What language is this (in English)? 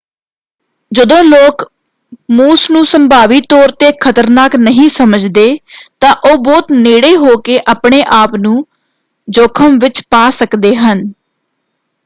Punjabi